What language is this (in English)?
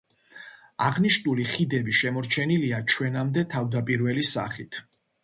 Georgian